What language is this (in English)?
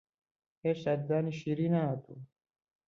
Central Kurdish